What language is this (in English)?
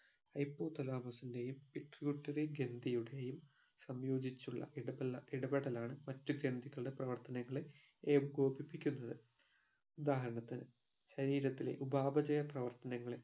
Malayalam